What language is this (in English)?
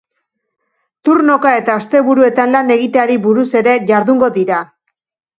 Basque